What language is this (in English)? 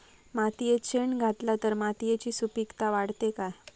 Marathi